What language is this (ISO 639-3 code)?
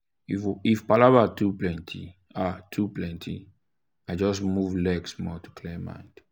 pcm